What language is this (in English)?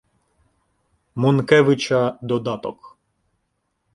Ukrainian